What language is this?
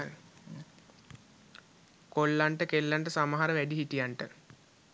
Sinhala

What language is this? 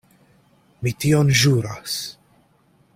Esperanto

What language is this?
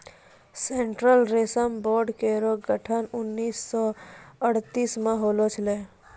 Maithili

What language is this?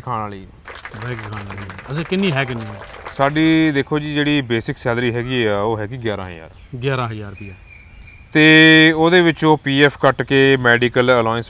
Hindi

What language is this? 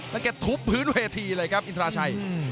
Thai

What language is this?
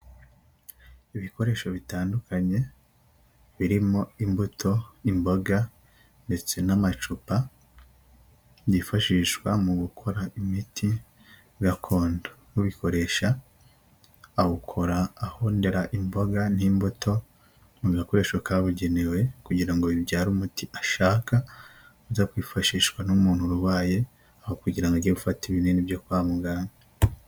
Kinyarwanda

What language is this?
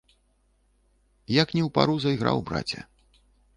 Belarusian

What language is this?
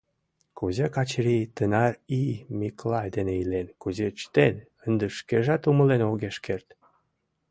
Mari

